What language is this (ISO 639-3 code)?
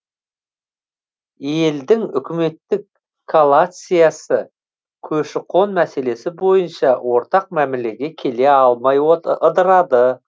kaz